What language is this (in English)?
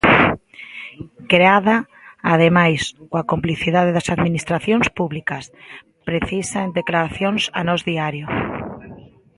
Galician